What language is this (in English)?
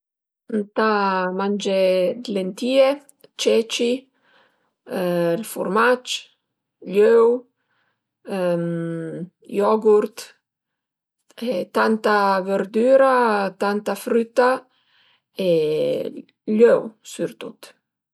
Piedmontese